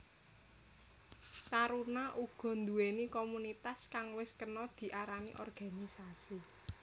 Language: Javanese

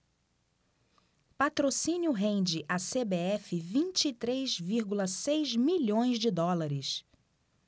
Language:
Portuguese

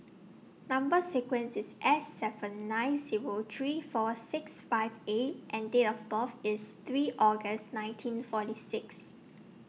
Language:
English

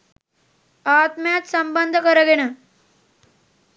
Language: Sinhala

